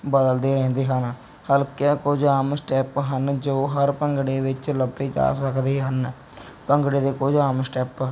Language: Punjabi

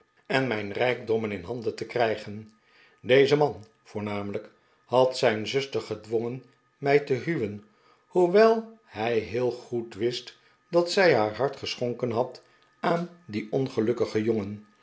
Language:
Dutch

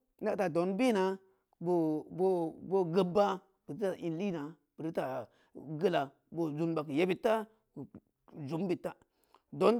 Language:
Samba Leko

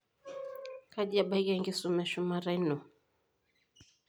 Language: Masai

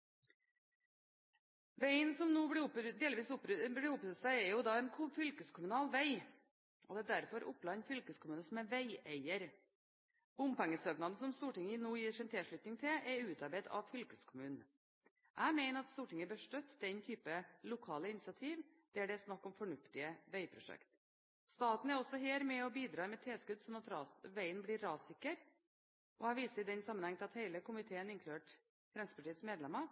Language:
Norwegian Bokmål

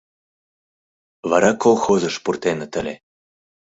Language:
Mari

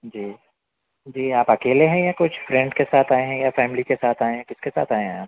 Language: Urdu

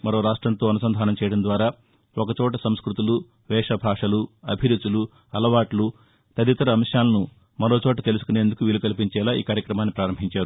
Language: Telugu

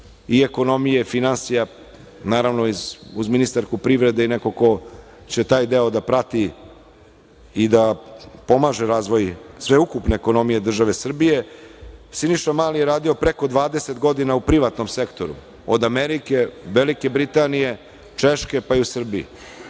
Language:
Serbian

